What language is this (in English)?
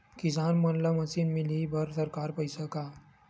Chhattisgarhi